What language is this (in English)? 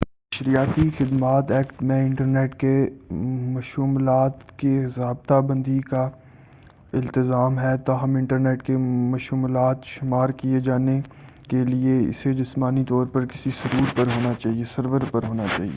Urdu